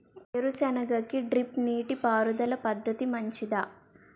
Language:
Telugu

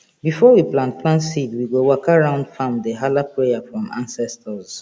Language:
Nigerian Pidgin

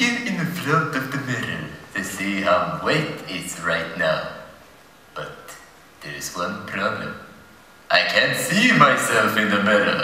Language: Swedish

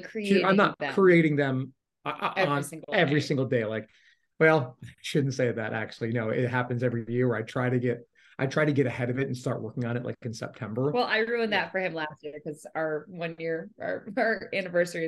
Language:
English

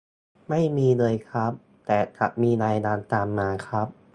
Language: Thai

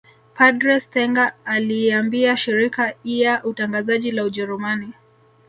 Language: Swahili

